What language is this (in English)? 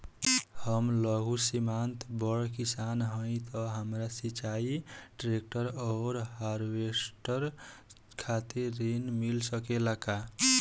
Bhojpuri